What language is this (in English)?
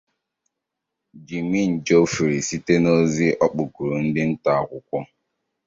Igbo